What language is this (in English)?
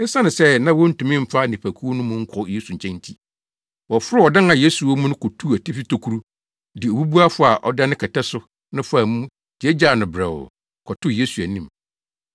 Akan